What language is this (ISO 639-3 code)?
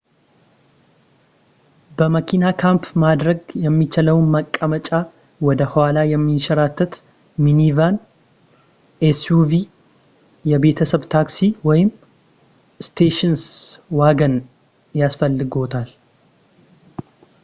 amh